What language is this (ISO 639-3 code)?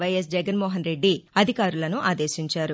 tel